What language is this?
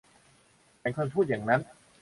Thai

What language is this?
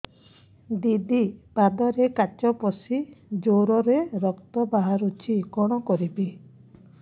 Odia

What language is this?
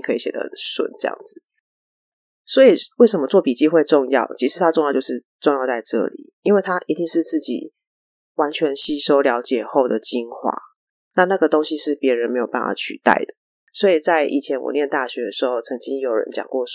Chinese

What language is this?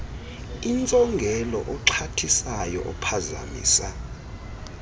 Xhosa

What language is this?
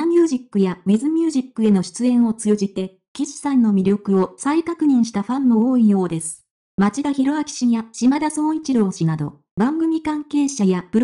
Japanese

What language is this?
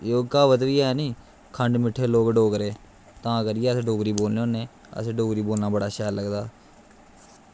Dogri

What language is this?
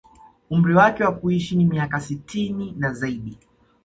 Swahili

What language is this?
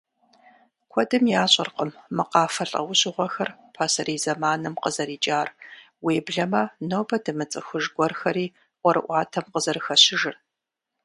Kabardian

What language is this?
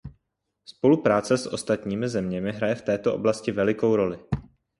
Czech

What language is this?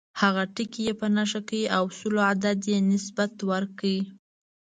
Pashto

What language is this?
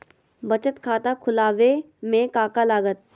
Magahi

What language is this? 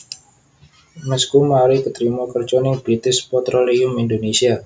Javanese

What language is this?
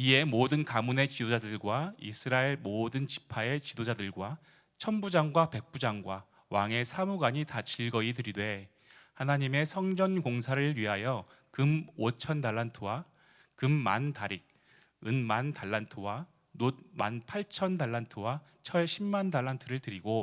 Korean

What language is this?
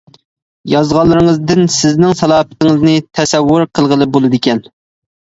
Uyghur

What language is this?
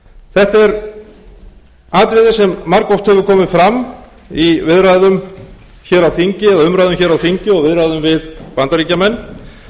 Icelandic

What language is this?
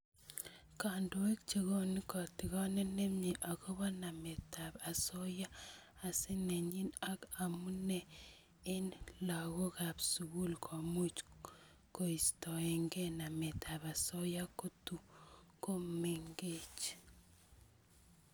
Kalenjin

